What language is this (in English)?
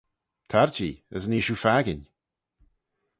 Manx